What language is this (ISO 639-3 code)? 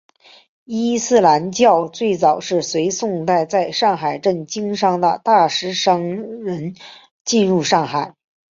zho